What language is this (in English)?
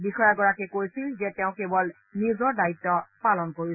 Assamese